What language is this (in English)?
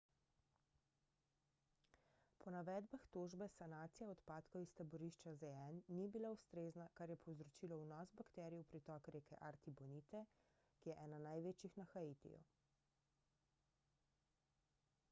Slovenian